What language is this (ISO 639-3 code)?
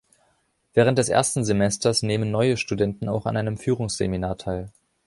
deu